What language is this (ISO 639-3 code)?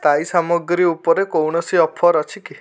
ori